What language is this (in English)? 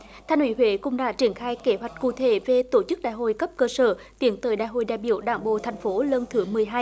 Vietnamese